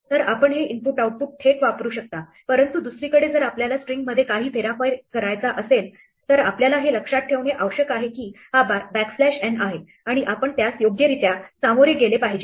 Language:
Marathi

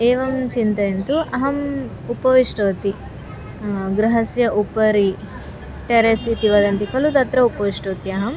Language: Sanskrit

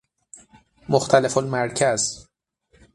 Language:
Persian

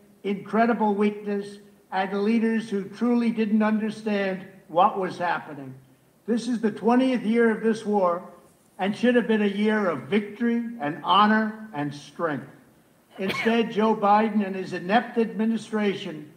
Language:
Hindi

